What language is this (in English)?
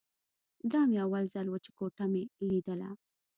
Pashto